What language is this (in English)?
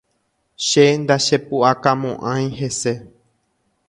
Guarani